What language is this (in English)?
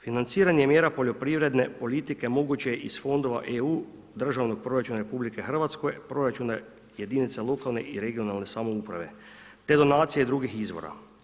Croatian